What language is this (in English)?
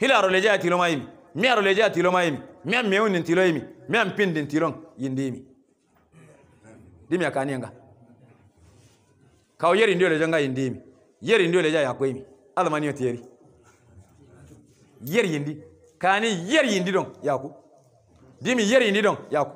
Arabic